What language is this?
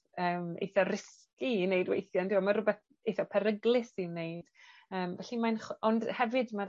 Welsh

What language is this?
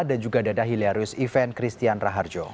Indonesian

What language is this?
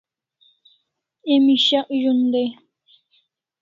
Kalasha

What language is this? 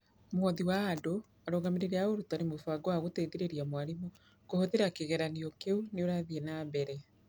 Kikuyu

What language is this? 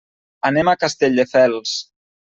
Catalan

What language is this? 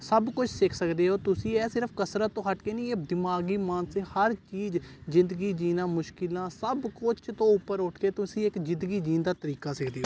Punjabi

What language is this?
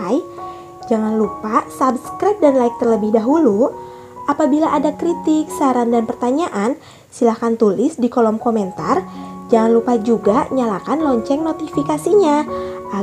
Indonesian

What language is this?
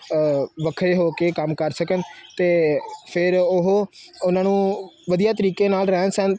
Punjabi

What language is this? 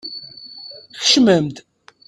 Kabyle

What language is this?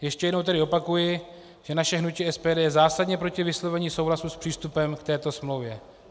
Czech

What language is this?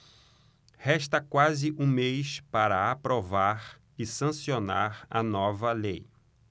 Portuguese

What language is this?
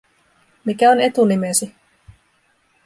Finnish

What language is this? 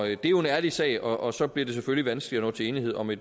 Danish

